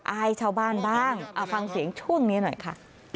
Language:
Thai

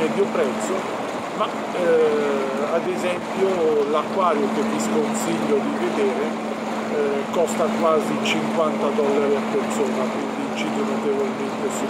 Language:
Italian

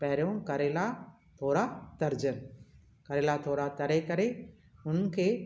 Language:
Sindhi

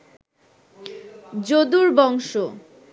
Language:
Bangla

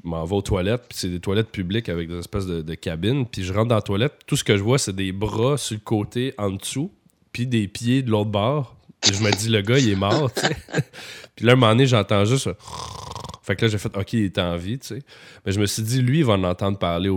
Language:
French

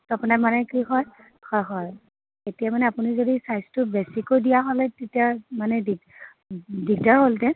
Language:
Assamese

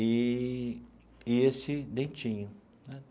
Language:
Portuguese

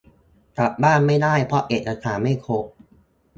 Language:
Thai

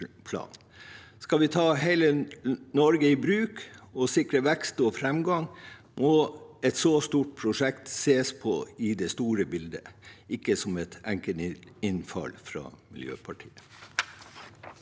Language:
Norwegian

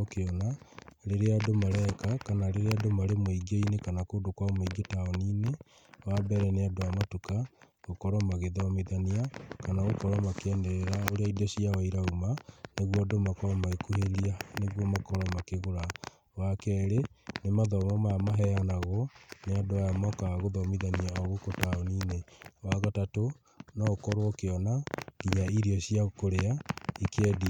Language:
Kikuyu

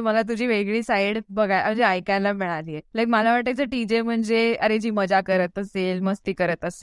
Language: Marathi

